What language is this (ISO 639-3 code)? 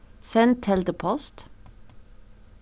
fao